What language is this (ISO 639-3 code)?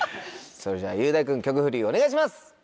jpn